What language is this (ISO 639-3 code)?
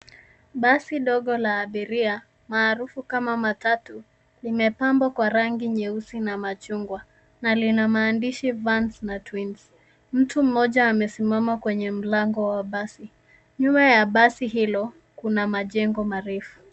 swa